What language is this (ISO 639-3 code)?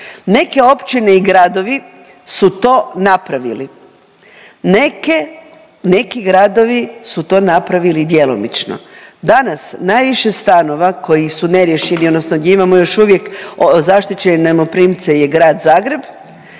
hrv